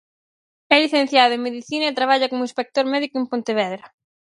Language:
Galician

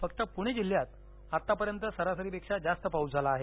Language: Marathi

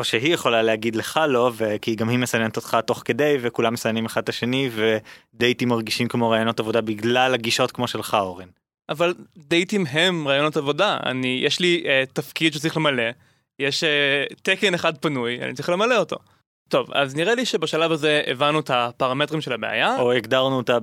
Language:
Hebrew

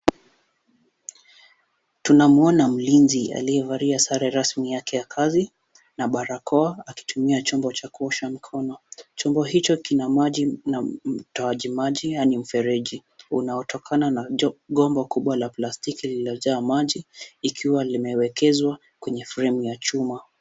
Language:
Swahili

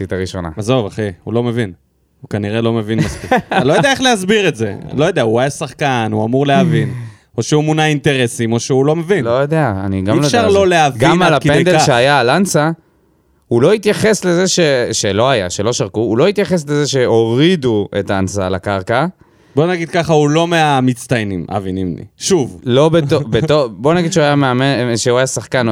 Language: Hebrew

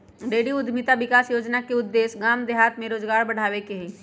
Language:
Magahi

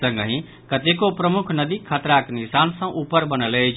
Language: Maithili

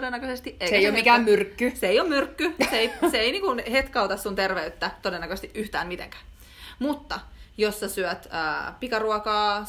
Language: Finnish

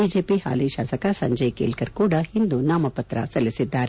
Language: Kannada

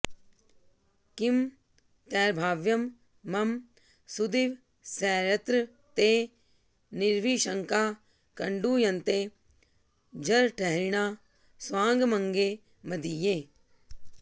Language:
Sanskrit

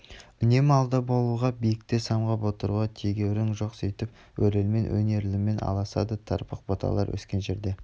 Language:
Kazakh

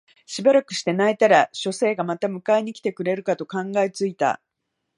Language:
Japanese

